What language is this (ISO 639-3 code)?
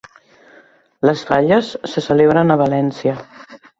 cat